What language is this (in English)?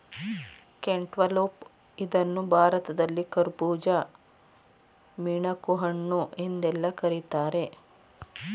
Kannada